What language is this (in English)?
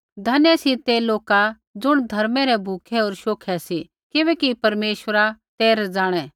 Kullu Pahari